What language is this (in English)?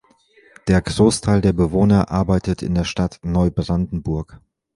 German